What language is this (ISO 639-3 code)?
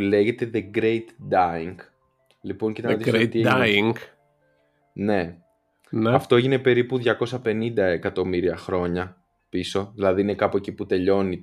ell